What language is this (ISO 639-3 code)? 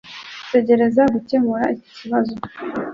kin